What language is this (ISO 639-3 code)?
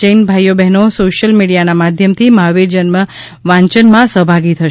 guj